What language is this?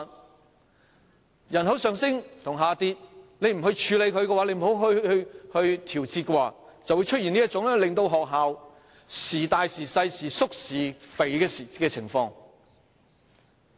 Cantonese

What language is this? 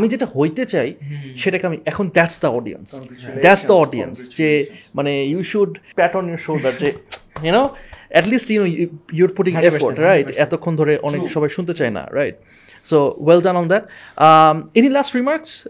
Bangla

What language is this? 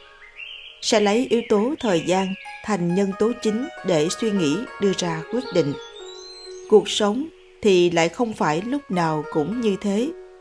Vietnamese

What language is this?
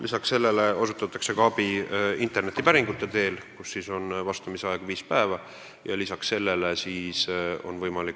Estonian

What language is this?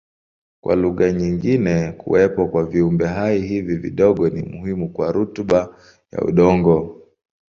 Swahili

